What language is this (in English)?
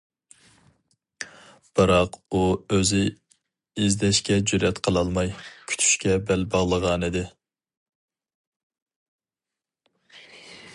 Uyghur